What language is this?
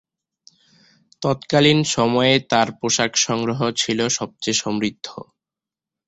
Bangla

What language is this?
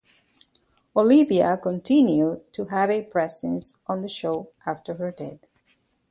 English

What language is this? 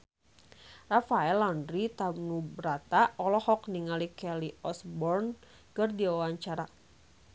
Sundanese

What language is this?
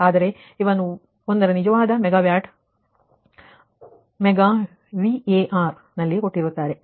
Kannada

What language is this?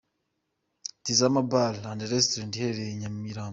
Kinyarwanda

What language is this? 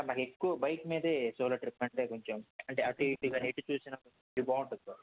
Telugu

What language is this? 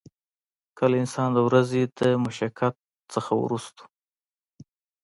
Pashto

